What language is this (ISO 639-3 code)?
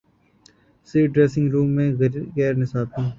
urd